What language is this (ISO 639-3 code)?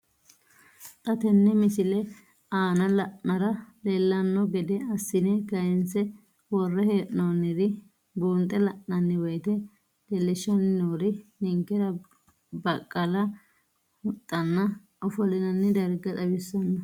sid